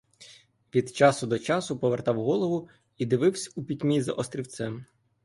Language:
Ukrainian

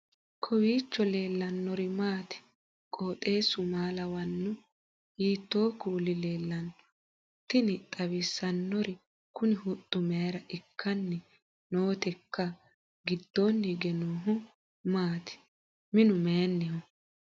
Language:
Sidamo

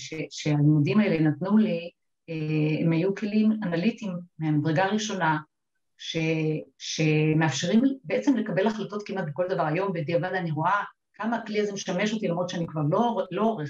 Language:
Hebrew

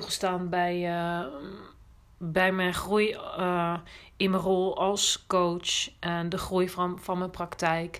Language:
Dutch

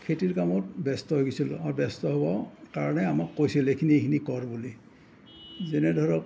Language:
Assamese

